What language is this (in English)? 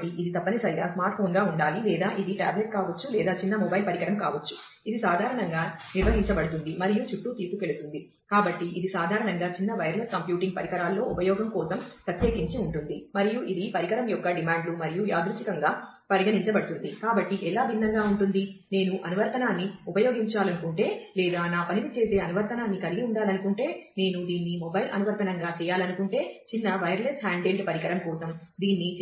Telugu